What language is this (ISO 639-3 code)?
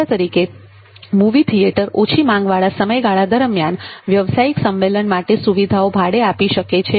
guj